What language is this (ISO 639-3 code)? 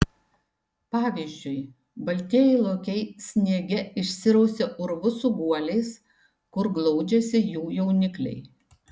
lit